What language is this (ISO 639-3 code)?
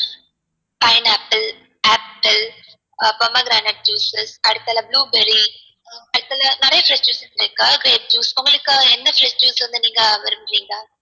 tam